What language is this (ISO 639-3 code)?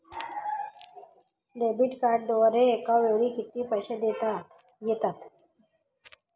mar